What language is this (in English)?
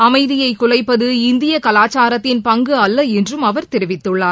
Tamil